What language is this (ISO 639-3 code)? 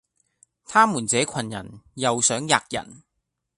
yue